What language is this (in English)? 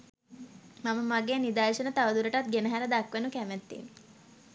Sinhala